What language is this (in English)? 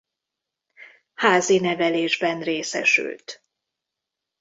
Hungarian